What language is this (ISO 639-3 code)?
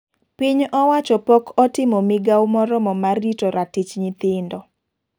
luo